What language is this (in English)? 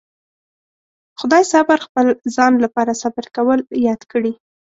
Pashto